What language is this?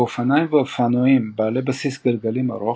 Hebrew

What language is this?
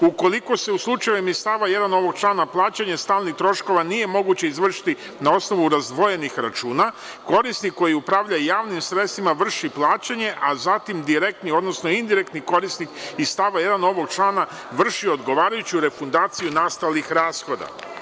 Serbian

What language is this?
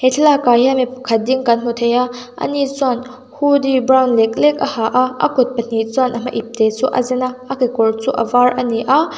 Mizo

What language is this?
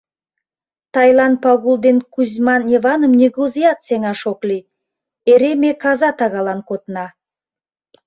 Mari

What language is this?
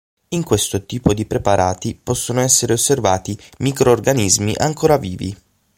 Italian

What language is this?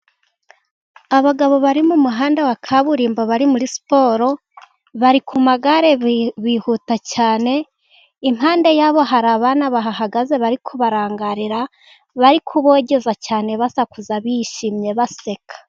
Kinyarwanda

